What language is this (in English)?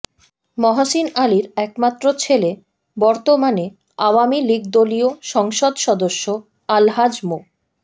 Bangla